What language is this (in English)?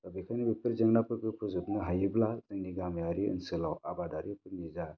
Bodo